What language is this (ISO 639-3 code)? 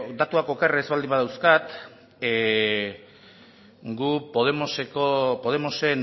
eus